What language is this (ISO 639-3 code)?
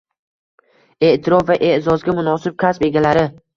uzb